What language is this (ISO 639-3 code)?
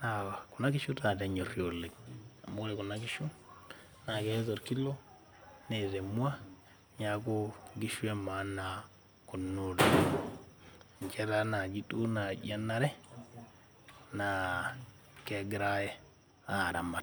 mas